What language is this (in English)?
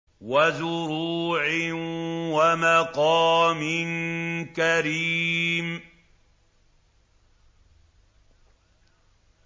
Arabic